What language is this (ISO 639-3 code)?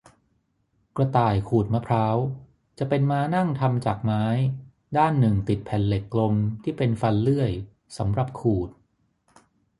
tha